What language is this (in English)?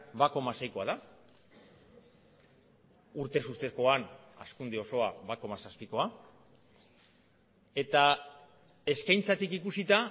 Basque